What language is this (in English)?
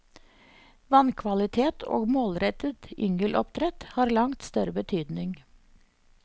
Norwegian